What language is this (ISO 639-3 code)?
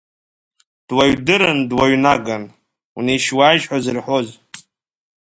abk